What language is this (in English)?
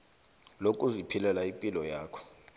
South Ndebele